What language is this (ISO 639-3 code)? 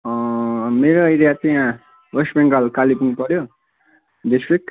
nep